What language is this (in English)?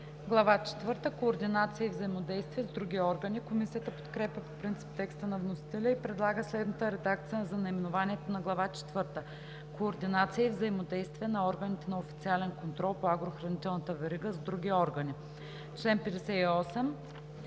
Bulgarian